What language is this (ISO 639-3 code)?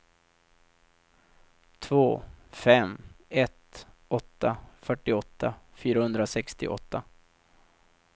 swe